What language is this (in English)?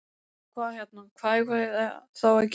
Icelandic